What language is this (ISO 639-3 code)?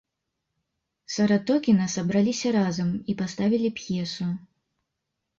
bel